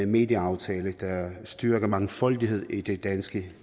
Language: Danish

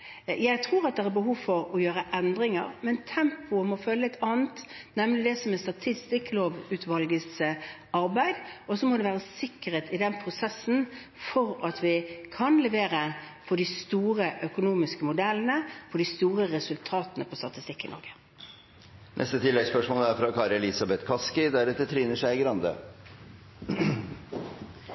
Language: Norwegian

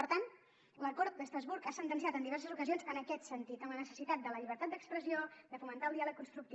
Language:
Catalan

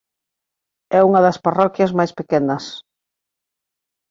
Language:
Galician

